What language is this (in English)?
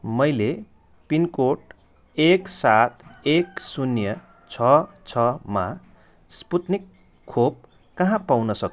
Nepali